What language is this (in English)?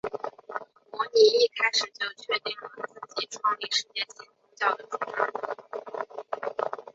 Chinese